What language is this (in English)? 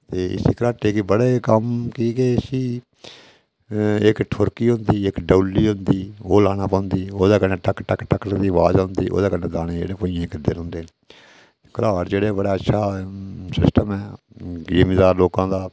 Dogri